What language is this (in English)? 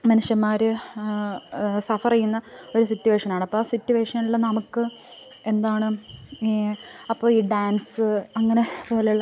Malayalam